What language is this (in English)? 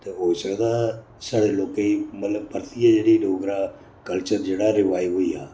Dogri